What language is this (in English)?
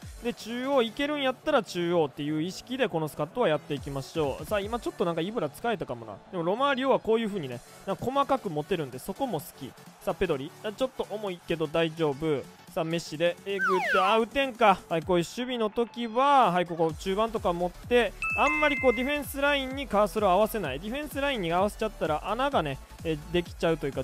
Japanese